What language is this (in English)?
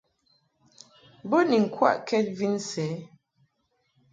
Mungaka